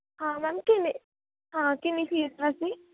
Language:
Punjabi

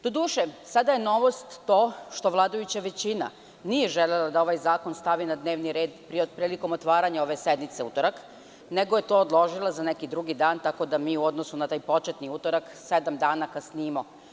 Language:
Serbian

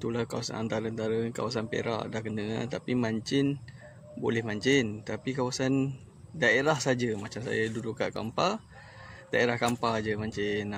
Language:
Malay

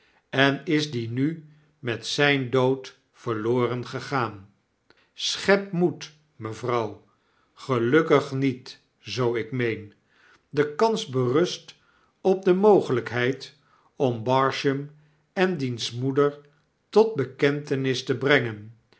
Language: Dutch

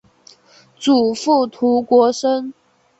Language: Chinese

